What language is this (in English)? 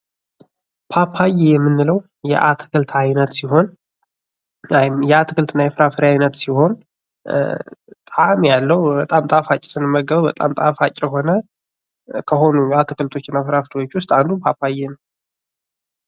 Amharic